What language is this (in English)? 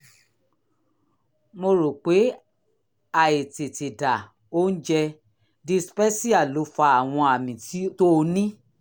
Yoruba